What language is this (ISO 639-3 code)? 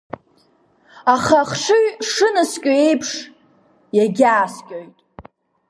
abk